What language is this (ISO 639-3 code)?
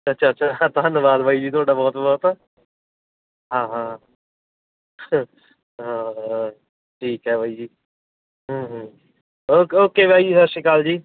pan